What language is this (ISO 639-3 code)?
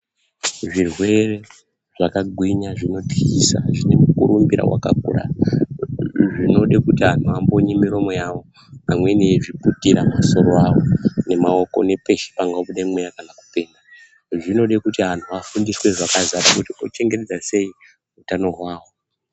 ndc